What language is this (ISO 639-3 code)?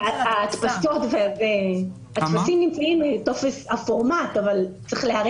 heb